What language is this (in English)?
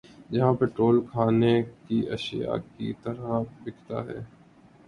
Urdu